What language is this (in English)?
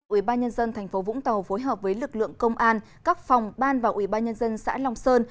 Vietnamese